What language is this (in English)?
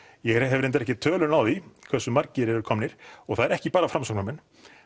Icelandic